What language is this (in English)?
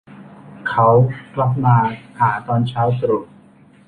Thai